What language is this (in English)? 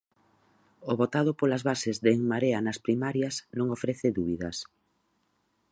Galician